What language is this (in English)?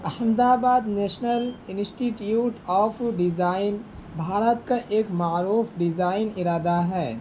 Urdu